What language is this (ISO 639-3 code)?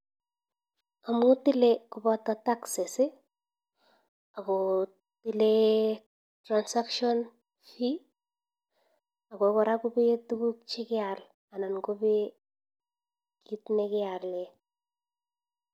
kln